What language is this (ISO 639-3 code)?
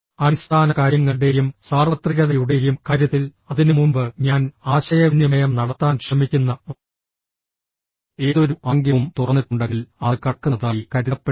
mal